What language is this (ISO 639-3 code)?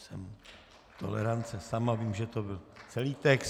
ces